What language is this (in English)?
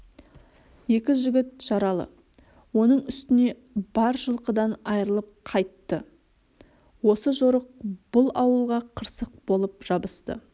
Kazakh